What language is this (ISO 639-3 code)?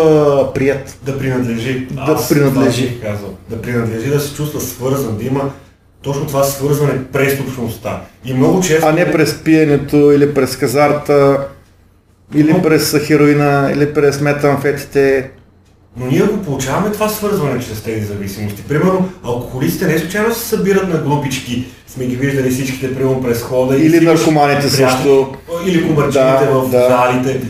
bul